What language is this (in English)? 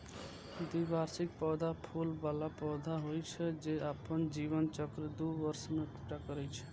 Maithili